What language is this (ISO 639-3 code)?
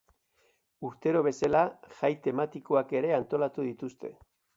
eus